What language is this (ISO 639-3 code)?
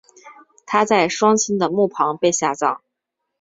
zho